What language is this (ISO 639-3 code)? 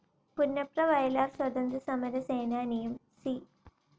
mal